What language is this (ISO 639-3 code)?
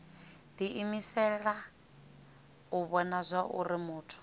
ven